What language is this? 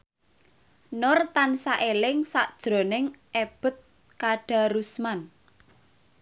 Javanese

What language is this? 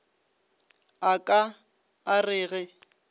Northern Sotho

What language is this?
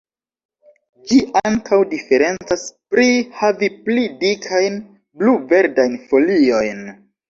Esperanto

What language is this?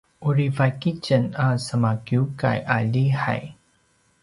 Paiwan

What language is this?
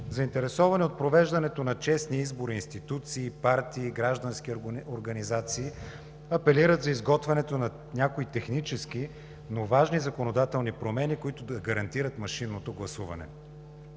Bulgarian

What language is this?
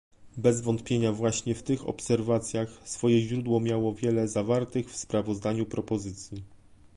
Polish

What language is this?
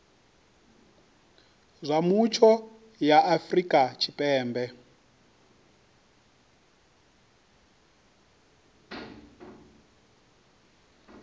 Venda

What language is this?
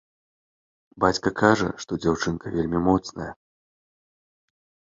Belarusian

